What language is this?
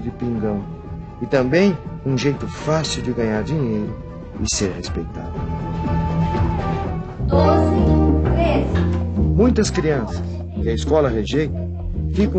Portuguese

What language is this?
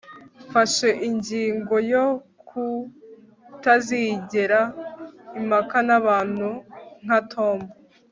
Kinyarwanda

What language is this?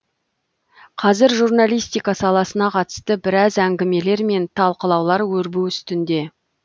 Kazakh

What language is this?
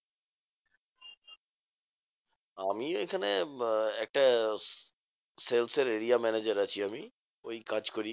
Bangla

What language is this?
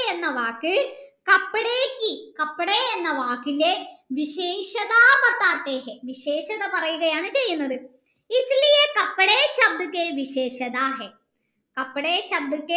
Malayalam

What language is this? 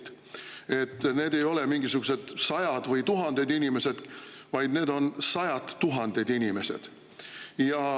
Estonian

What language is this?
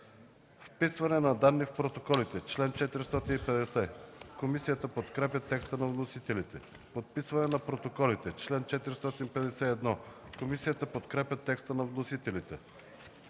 Bulgarian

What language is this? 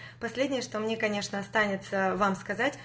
Russian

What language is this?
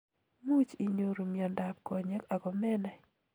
Kalenjin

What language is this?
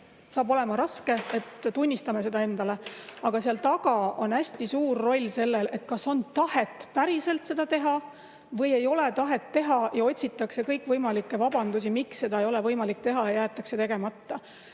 Estonian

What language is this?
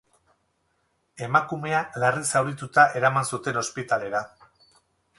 Basque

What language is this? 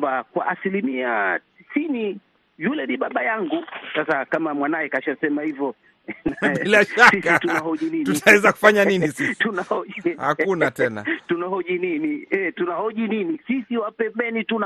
Swahili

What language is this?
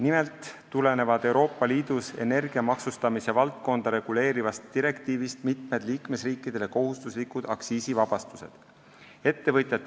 Estonian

